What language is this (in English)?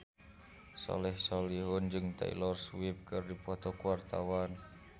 Sundanese